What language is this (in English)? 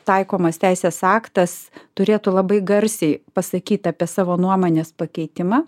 Lithuanian